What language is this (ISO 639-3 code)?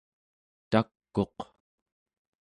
esu